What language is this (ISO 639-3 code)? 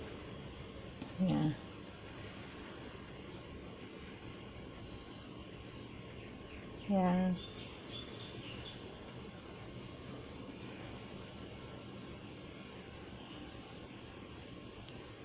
eng